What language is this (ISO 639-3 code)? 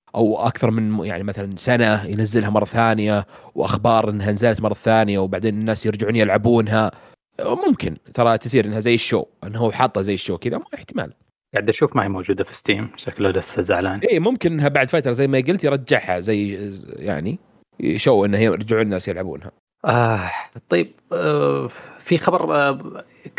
ara